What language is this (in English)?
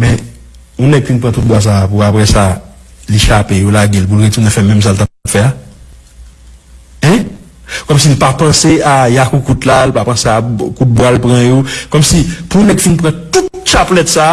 French